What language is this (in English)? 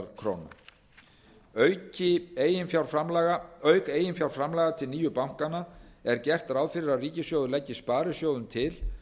Icelandic